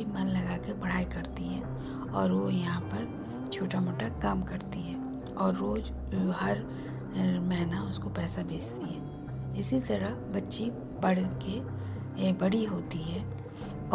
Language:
Hindi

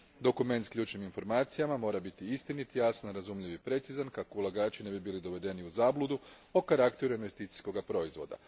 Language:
Croatian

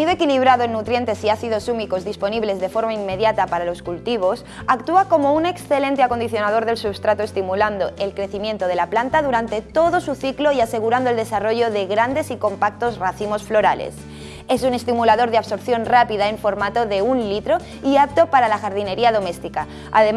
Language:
Spanish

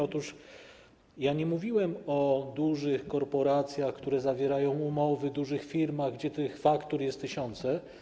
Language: Polish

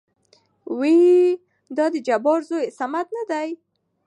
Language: Pashto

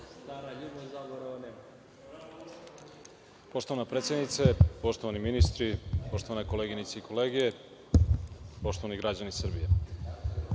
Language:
Serbian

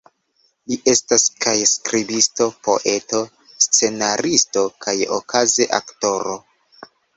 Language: Esperanto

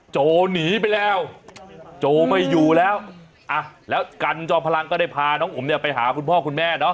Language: Thai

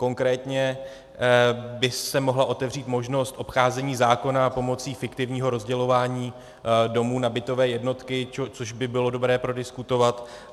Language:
Czech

